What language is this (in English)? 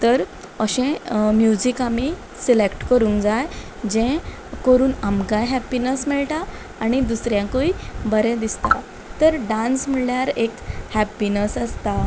Konkani